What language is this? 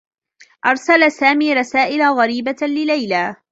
Arabic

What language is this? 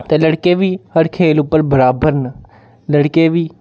Dogri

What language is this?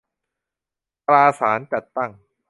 Thai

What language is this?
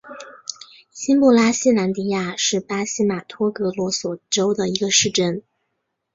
Chinese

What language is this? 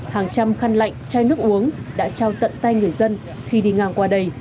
Vietnamese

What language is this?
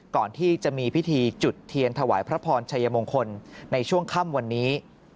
Thai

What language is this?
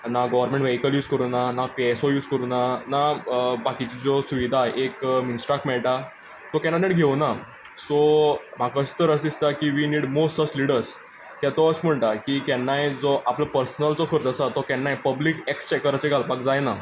Konkani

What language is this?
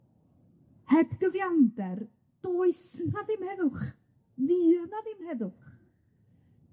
Welsh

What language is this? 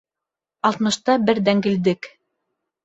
Bashkir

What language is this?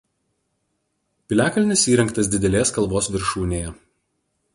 Lithuanian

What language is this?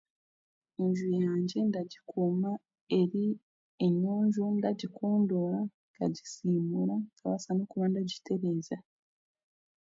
Chiga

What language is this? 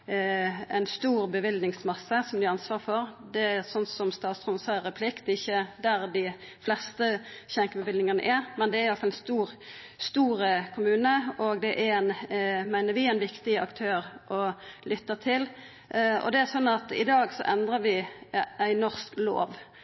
Norwegian Nynorsk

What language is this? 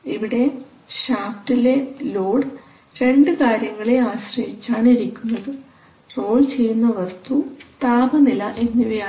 Malayalam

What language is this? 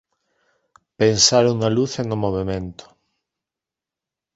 Galician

